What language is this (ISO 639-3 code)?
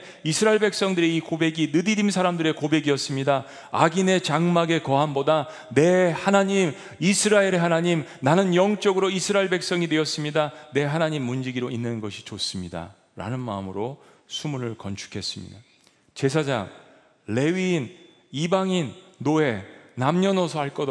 kor